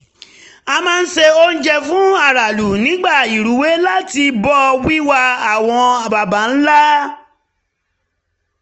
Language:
Yoruba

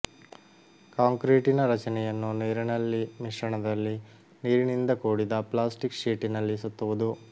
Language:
Kannada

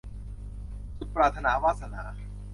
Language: Thai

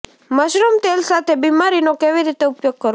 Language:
Gujarati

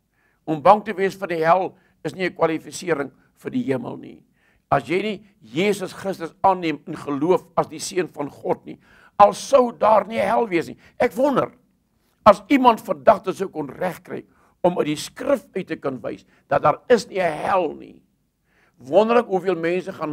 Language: Dutch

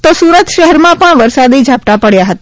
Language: Gujarati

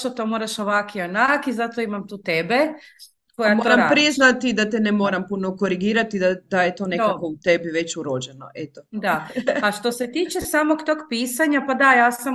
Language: Croatian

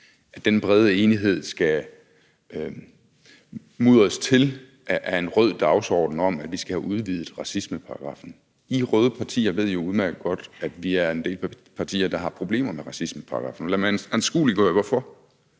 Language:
Danish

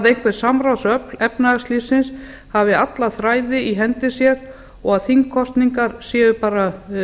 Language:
Icelandic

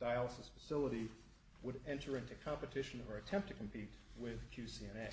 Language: English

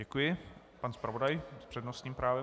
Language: Czech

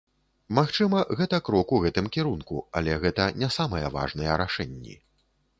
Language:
Belarusian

